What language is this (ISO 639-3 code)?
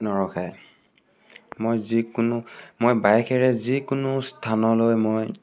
asm